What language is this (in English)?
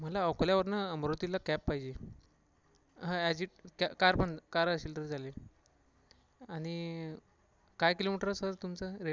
Marathi